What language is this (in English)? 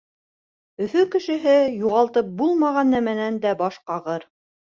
Bashkir